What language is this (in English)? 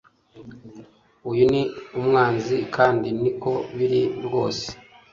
Kinyarwanda